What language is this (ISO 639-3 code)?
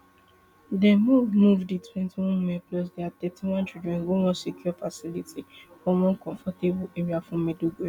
pcm